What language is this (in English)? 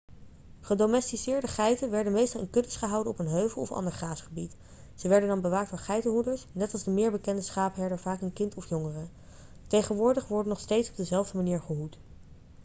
Dutch